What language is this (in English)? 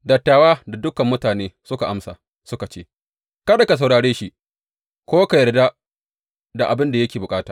Hausa